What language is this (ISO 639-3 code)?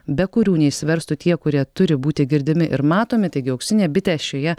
lit